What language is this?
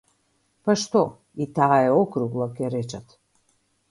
Macedonian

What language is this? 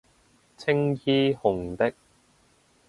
Cantonese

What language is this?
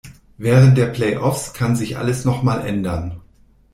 German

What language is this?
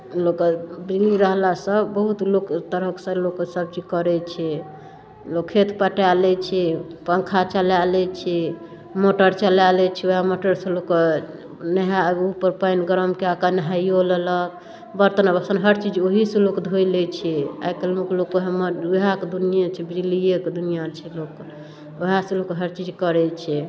Maithili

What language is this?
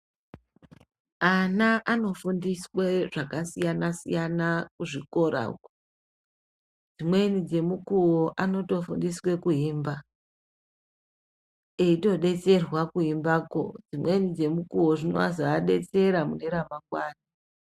Ndau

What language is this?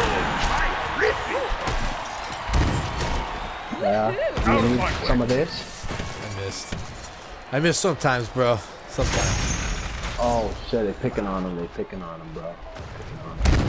English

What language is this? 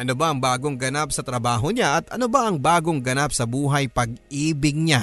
Filipino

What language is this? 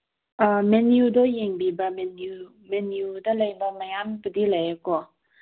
Manipuri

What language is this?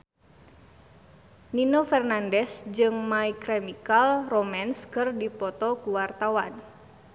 Sundanese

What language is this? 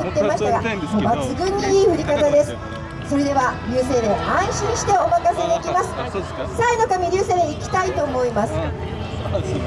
Japanese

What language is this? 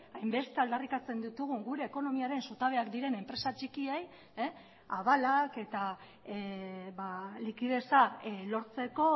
Basque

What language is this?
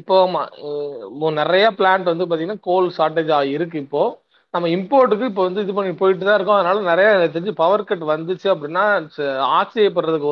Tamil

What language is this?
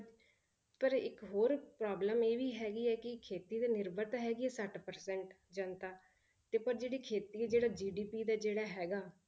Punjabi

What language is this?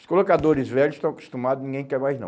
Portuguese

